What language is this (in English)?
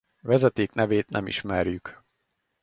Hungarian